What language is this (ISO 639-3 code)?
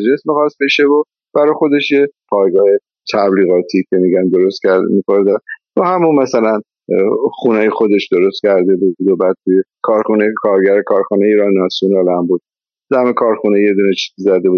fas